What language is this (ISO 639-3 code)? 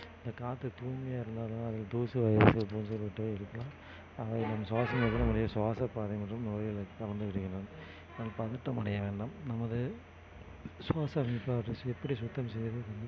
tam